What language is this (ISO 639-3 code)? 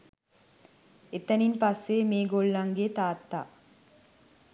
sin